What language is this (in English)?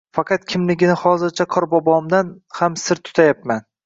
Uzbek